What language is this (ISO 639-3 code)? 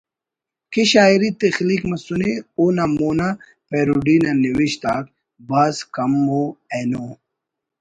brh